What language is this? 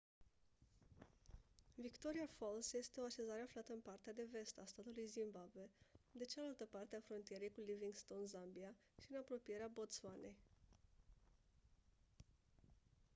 Romanian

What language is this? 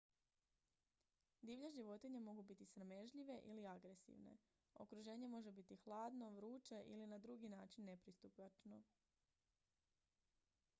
Croatian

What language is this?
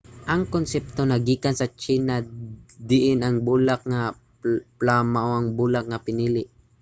Cebuano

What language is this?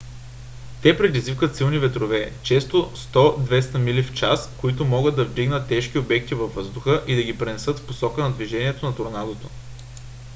Bulgarian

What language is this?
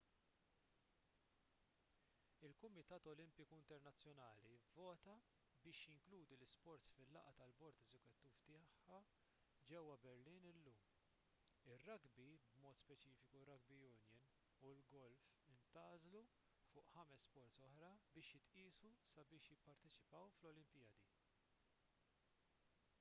Maltese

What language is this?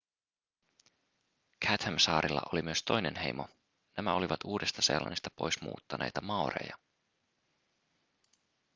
Finnish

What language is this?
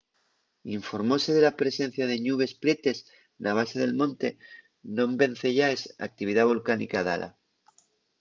Asturian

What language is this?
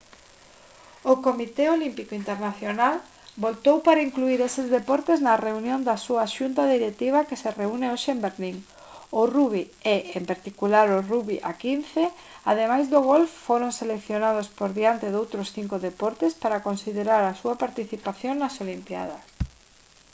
Galician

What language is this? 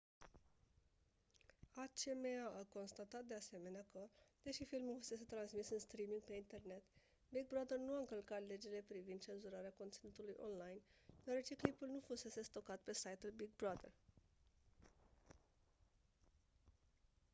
Romanian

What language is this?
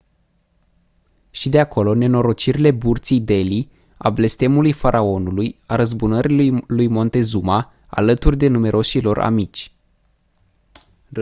Romanian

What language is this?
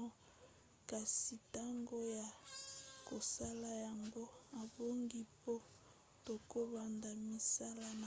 Lingala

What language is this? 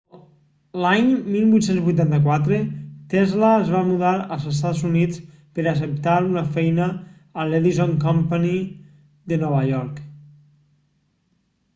Catalan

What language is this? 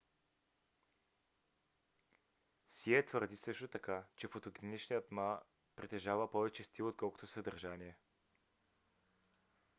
Bulgarian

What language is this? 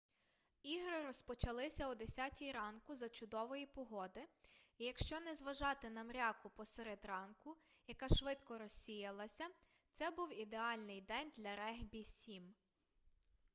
Ukrainian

